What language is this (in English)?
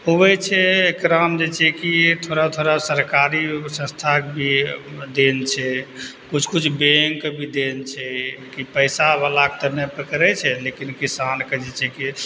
Maithili